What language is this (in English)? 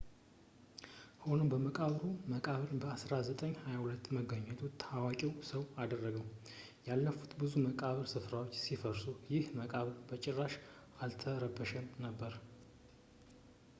Amharic